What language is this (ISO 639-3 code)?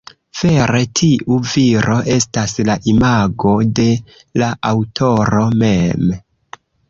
epo